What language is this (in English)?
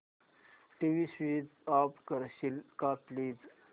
Marathi